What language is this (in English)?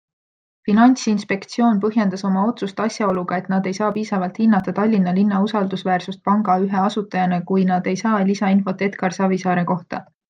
Estonian